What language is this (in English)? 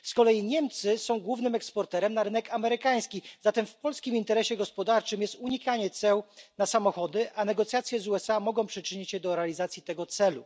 Polish